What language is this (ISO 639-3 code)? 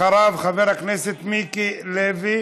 heb